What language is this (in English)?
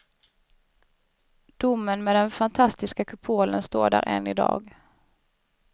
Swedish